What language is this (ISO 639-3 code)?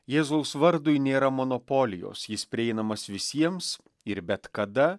lit